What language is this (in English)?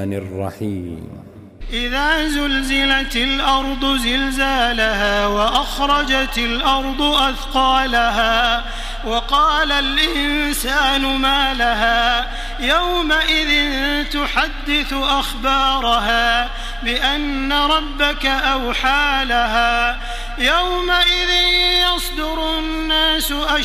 Arabic